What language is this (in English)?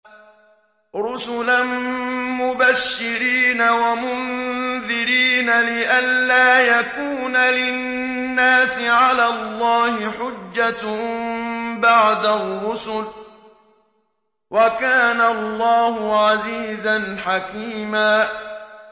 Arabic